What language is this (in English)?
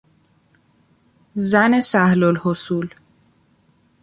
Persian